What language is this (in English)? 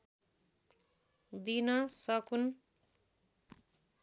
Nepali